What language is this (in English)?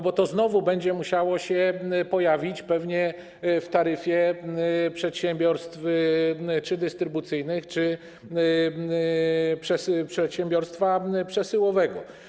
Polish